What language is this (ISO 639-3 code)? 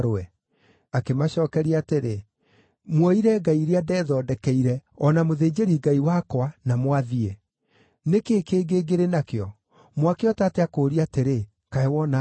kik